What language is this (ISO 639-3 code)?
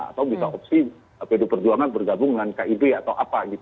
ind